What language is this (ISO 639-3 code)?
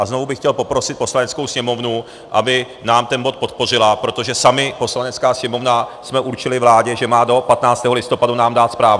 ces